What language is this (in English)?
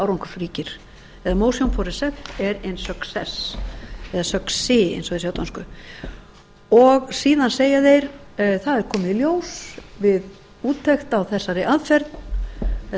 Icelandic